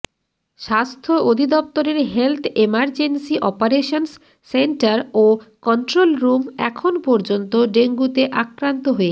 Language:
Bangla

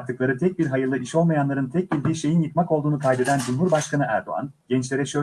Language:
Turkish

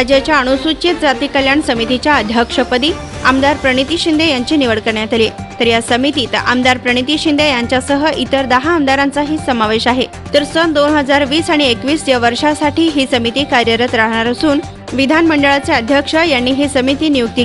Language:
Hindi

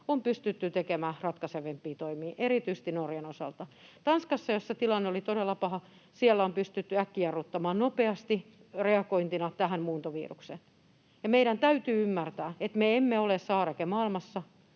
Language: Finnish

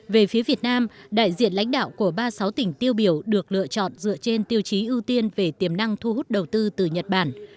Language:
Vietnamese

